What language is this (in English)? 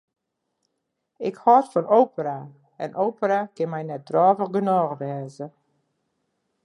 Western Frisian